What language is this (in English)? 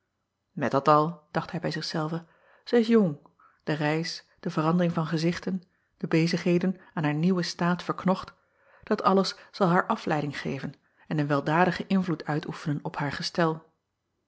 Dutch